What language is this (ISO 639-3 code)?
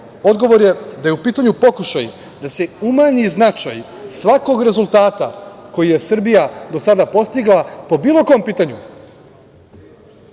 srp